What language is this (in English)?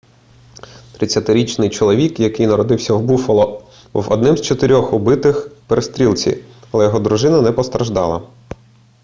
Ukrainian